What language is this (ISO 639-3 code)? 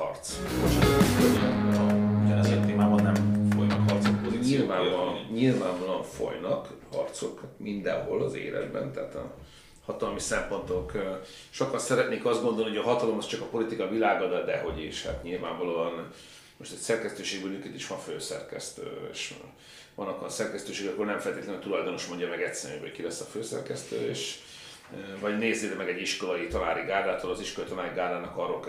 hun